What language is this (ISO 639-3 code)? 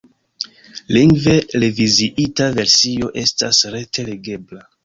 epo